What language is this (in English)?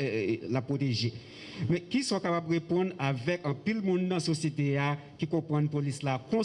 French